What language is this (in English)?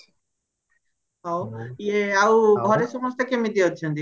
Odia